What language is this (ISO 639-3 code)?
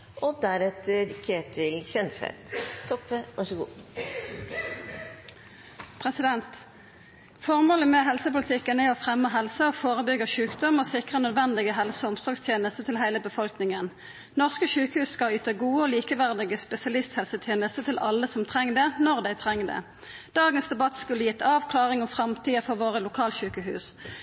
nor